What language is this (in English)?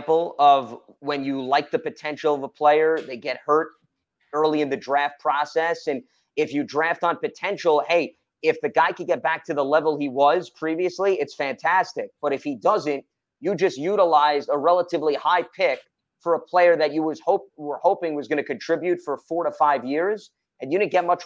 English